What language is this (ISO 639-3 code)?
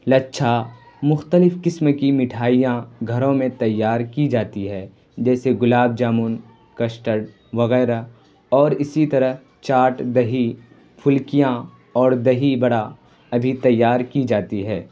urd